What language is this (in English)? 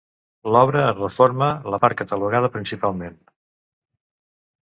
Catalan